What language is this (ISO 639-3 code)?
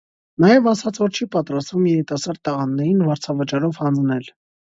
hye